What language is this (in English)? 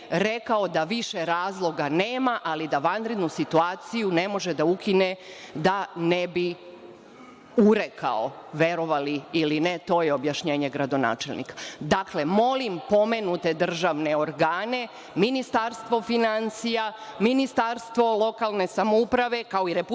Serbian